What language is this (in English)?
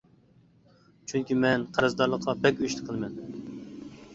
Uyghur